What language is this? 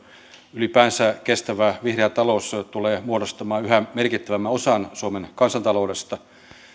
Finnish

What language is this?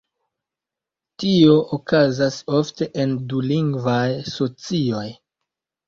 Esperanto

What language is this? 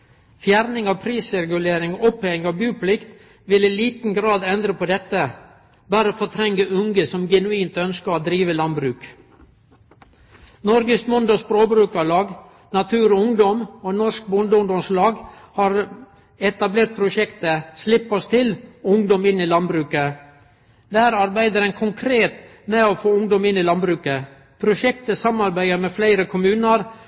Norwegian Nynorsk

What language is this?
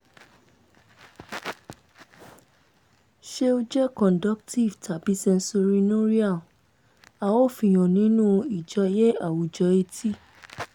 Yoruba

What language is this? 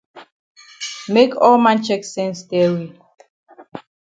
Cameroon Pidgin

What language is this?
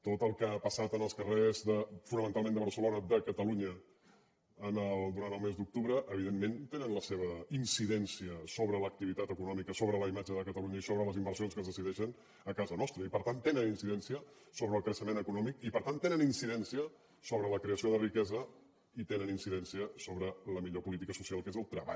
Catalan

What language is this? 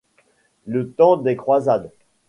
French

